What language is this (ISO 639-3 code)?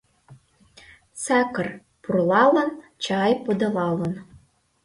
chm